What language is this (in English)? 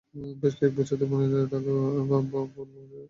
Bangla